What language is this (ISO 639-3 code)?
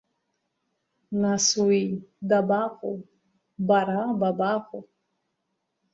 abk